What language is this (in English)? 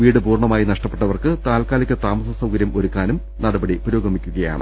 Malayalam